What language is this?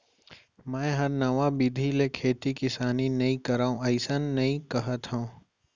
Chhattisgarhi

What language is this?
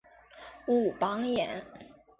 Chinese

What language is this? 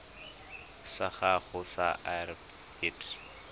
Tswana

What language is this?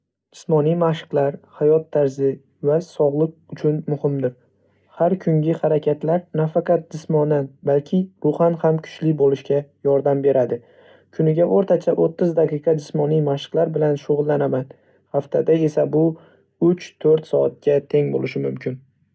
Uzbek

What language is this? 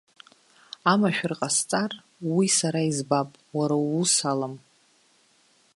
Abkhazian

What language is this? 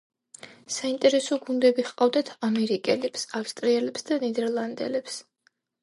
Georgian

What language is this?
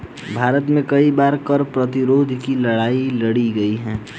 Hindi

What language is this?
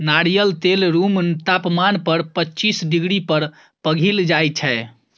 Maithili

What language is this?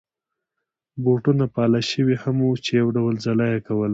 Pashto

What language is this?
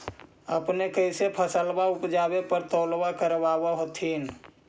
Magahi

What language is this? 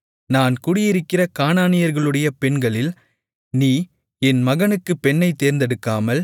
Tamil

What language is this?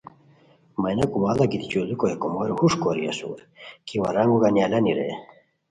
Khowar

